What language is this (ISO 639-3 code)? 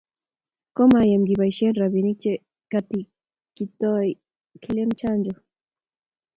kln